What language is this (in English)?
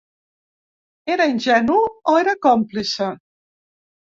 Catalan